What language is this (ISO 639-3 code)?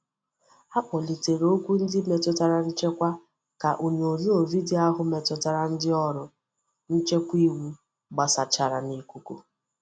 ibo